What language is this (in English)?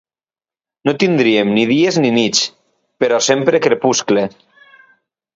Catalan